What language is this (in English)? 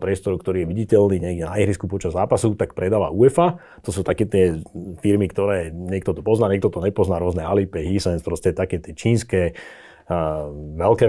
Czech